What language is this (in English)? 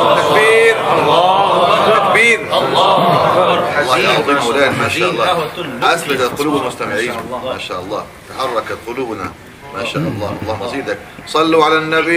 Arabic